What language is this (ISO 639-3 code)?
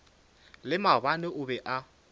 nso